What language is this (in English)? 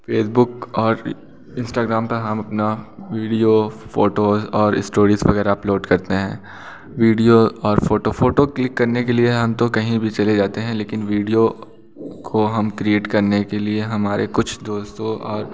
Hindi